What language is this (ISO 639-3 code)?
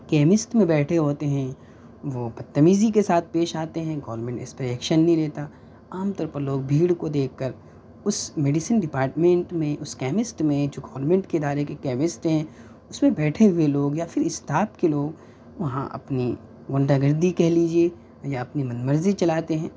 urd